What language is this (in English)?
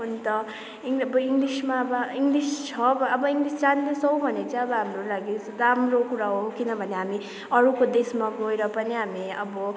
Nepali